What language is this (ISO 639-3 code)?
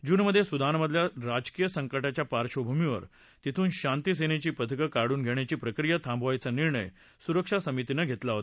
mar